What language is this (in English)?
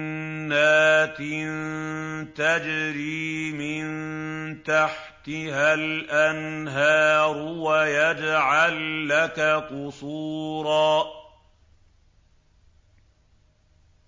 Arabic